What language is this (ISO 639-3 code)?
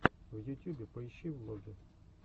rus